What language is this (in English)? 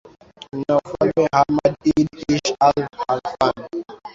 Swahili